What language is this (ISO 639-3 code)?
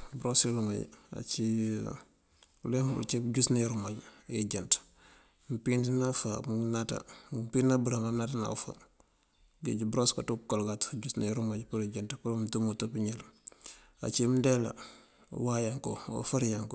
mfv